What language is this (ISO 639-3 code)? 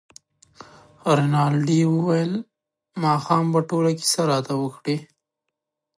pus